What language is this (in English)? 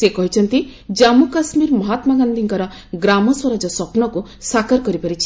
Odia